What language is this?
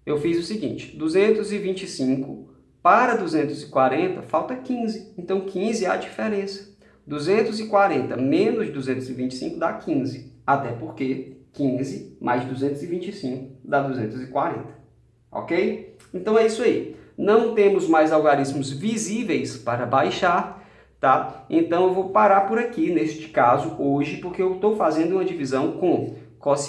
Portuguese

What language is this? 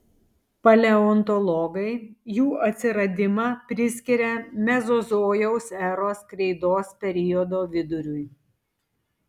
Lithuanian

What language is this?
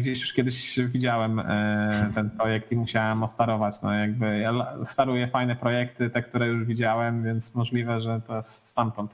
Polish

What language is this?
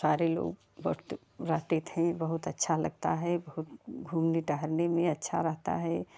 Hindi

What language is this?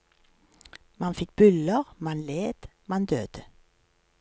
Norwegian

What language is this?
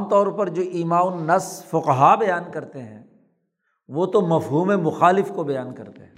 Urdu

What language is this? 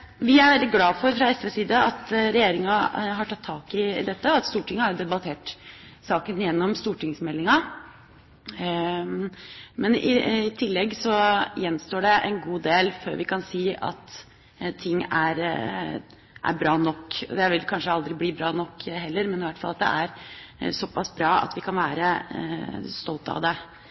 Norwegian Bokmål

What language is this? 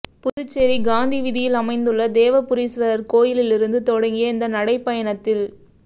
Tamil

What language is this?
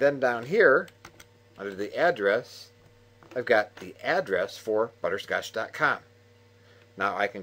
English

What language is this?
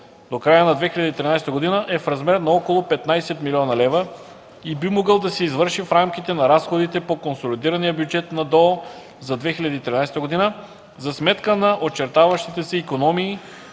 Bulgarian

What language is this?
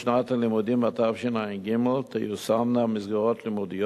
Hebrew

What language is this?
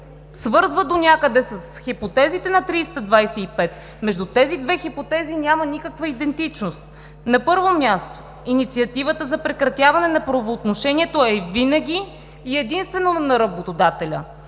Bulgarian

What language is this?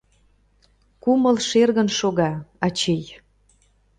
Mari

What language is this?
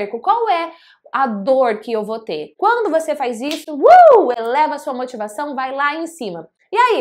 Portuguese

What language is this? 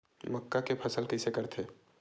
Chhattisgarhi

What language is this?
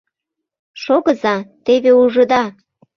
Mari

